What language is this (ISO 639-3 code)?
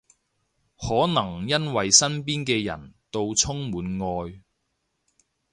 yue